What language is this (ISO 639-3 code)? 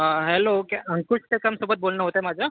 mar